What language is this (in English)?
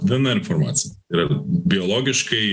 Lithuanian